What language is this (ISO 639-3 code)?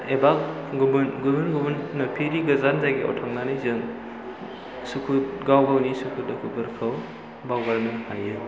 brx